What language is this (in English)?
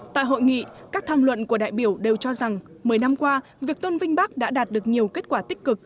Vietnamese